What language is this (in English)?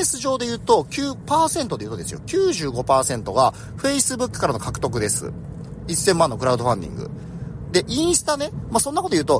Japanese